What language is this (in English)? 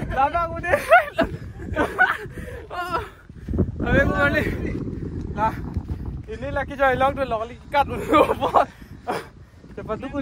Thai